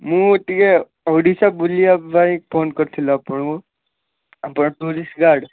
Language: Odia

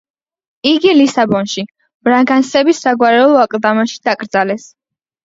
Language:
Georgian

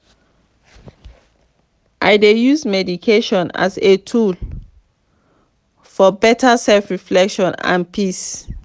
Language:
Nigerian Pidgin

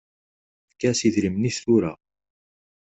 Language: Kabyle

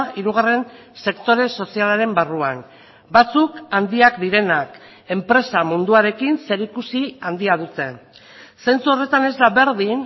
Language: Basque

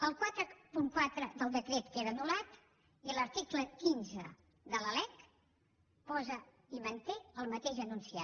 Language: Catalan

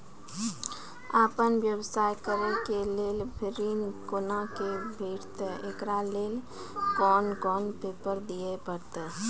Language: Maithili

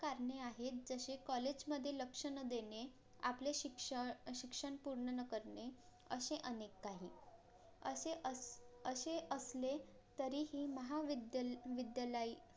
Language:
Marathi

